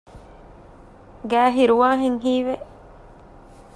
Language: Divehi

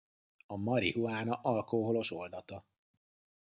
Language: Hungarian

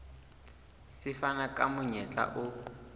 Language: Southern Sotho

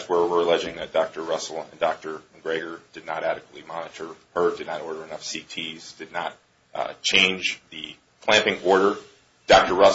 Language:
English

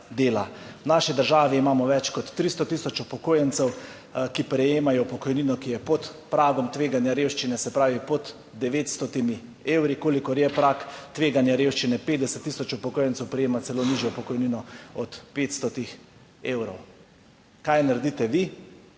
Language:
Slovenian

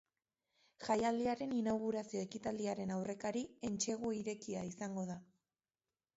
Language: Basque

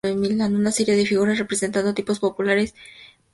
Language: Spanish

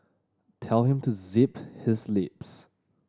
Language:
English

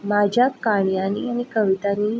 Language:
Konkani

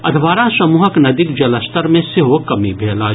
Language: Maithili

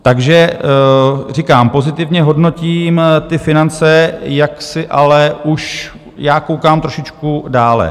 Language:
Czech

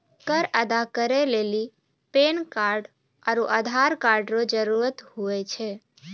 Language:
Maithili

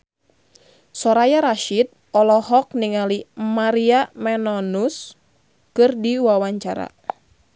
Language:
Sundanese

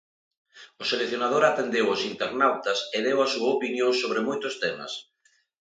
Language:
Galician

